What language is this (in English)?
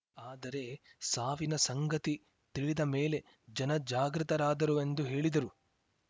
Kannada